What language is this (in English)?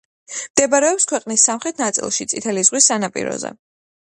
Georgian